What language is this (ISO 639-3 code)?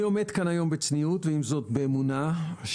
heb